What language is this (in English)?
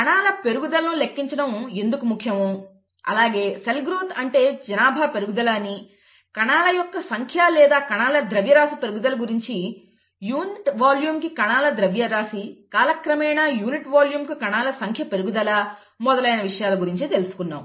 Telugu